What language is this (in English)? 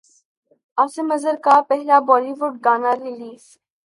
Urdu